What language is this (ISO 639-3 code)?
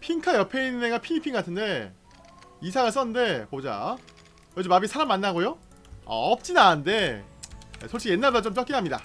kor